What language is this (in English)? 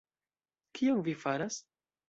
Esperanto